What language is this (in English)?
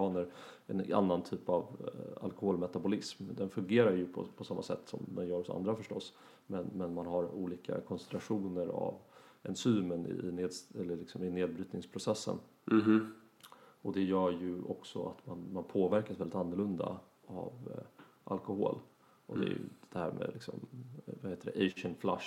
Swedish